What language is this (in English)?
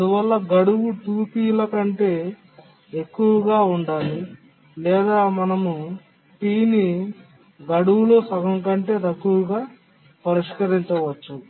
Telugu